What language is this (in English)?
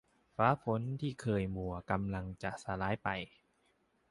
Thai